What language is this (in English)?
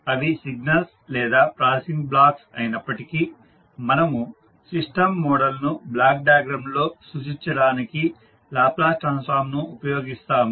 Telugu